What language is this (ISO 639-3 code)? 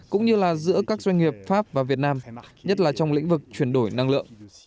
vie